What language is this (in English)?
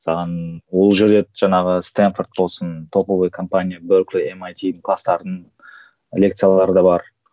Kazakh